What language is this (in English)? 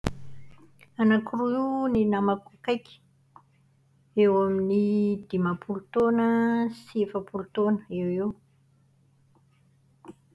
Malagasy